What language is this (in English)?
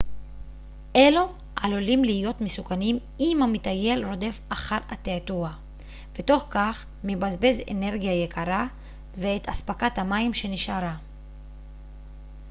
Hebrew